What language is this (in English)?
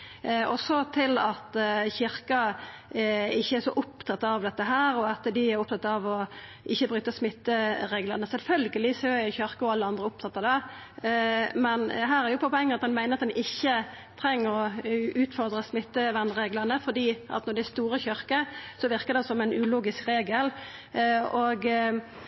Norwegian Nynorsk